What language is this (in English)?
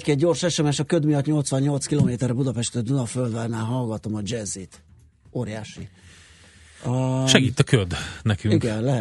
Hungarian